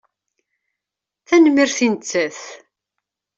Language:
Kabyle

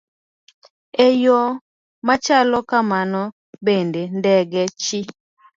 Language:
Luo (Kenya and Tanzania)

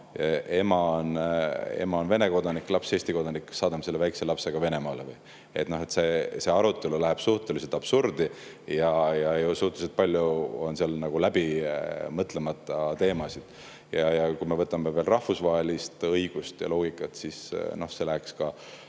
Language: Estonian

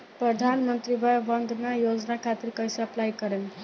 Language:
Bhojpuri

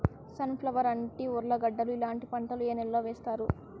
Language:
Telugu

